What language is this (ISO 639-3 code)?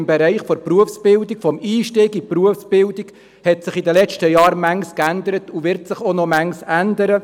gsw